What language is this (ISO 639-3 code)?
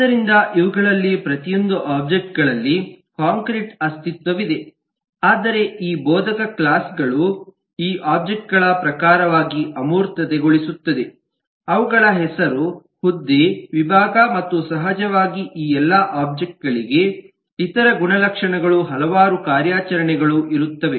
kan